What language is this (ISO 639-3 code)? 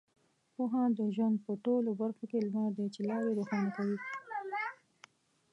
pus